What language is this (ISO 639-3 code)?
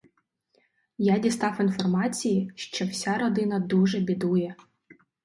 ukr